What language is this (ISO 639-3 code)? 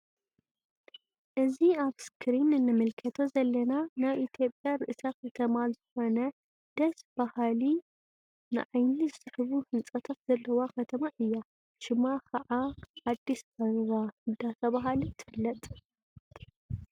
tir